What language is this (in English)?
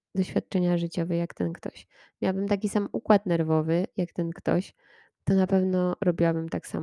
Polish